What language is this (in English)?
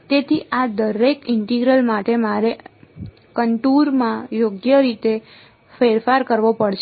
Gujarati